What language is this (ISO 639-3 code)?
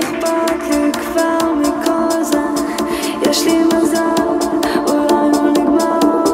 heb